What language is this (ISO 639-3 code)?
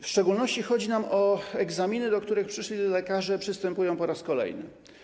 pol